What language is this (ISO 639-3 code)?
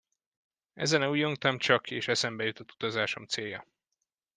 hun